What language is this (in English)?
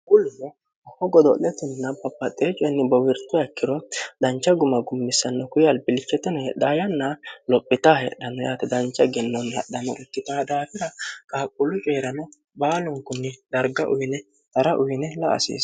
Sidamo